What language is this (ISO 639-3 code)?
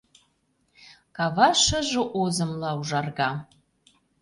chm